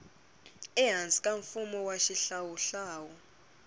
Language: Tsonga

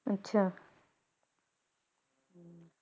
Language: Punjabi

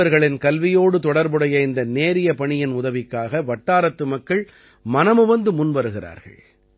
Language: Tamil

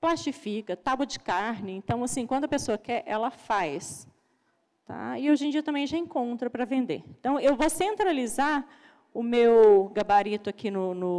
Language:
Portuguese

